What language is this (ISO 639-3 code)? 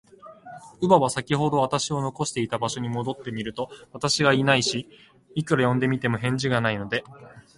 jpn